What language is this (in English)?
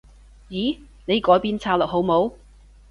Cantonese